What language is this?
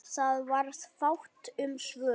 Icelandic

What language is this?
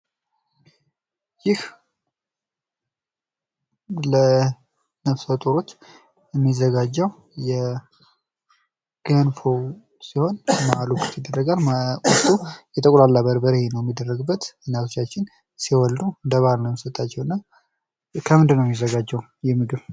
Amharic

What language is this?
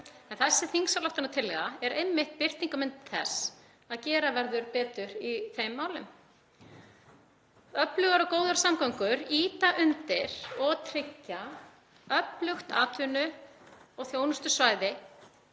Icelandic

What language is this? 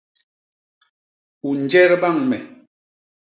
Basaa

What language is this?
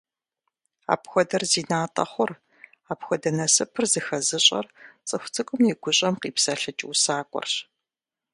Kabardian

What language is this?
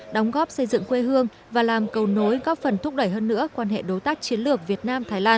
Vietnamese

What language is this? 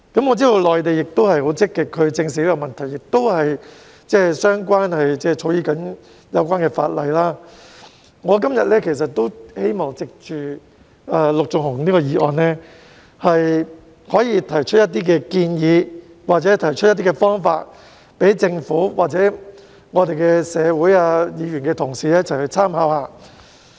Cantonese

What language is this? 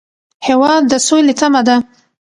Pashto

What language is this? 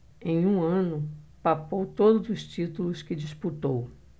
Portuguese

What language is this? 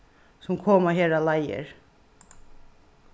Faroese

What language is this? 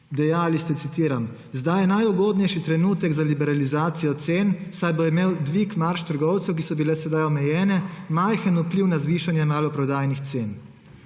Slovenian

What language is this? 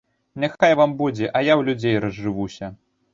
Belarusian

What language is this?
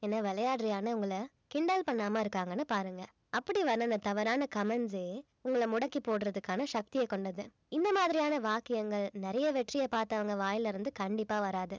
Tamil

